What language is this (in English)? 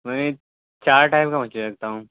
Urdu